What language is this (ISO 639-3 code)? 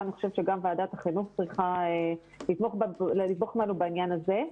heb